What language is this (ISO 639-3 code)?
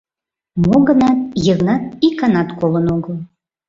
chm